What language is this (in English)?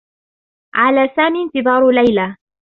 Arabic